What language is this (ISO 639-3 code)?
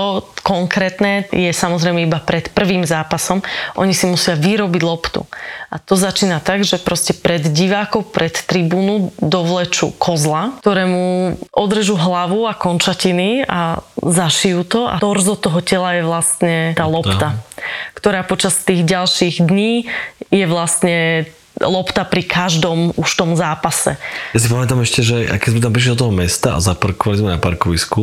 slk